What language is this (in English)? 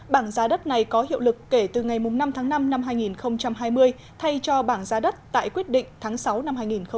Vietnamese